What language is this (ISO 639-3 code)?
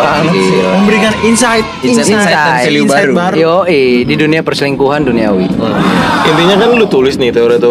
ind